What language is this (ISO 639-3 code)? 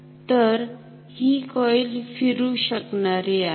mar